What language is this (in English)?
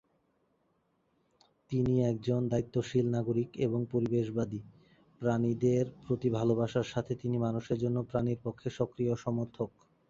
Bangla